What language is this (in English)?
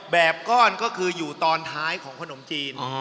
Thai